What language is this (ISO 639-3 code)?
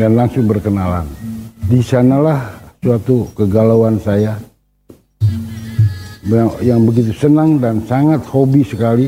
ind